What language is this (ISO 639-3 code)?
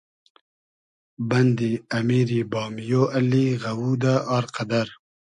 haz